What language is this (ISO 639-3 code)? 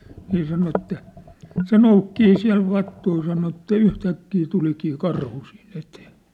fin